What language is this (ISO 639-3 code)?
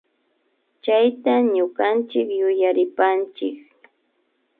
qvi